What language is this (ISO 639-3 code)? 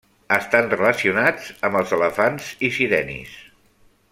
cat